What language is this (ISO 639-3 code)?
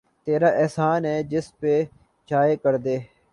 urd